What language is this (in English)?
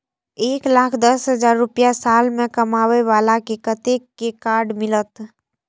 Maithili